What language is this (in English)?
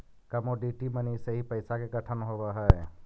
Magahi